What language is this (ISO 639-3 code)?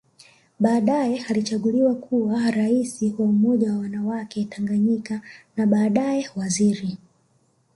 swa